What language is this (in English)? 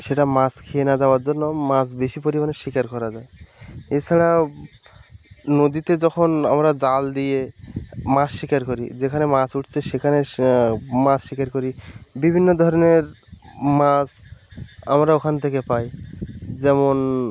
Bangla